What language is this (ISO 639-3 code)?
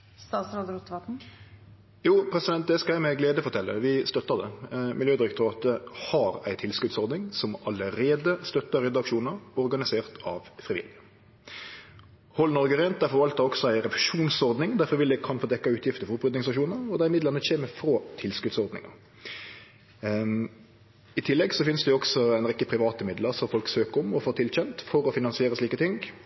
nor